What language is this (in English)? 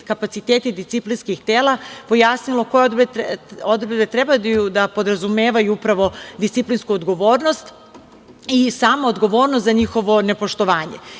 Serbian